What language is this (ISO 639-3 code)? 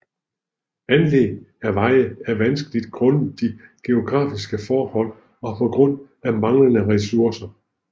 dan